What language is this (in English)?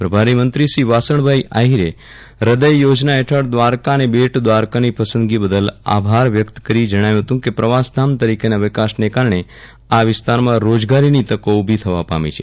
Gujarati